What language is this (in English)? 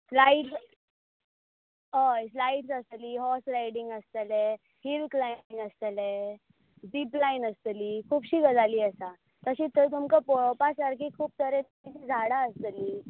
Konkani